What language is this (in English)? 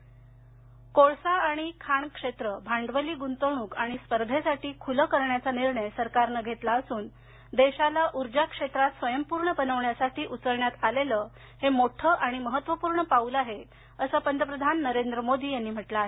Marathi